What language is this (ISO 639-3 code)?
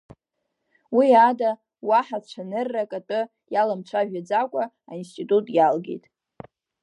abk